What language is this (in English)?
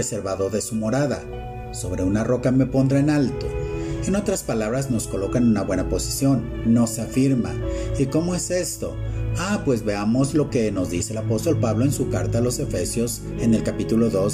Spanish